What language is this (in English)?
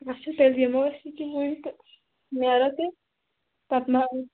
Kashmiri